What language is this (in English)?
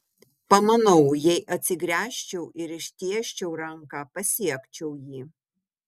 Lithuanian